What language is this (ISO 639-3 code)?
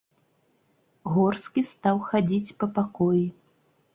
bel